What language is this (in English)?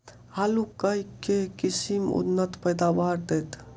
Maithili